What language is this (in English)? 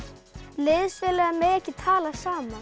Icelandic